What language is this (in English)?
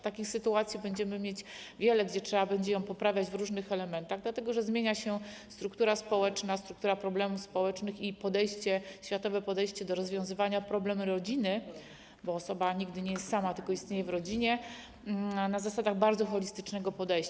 Polish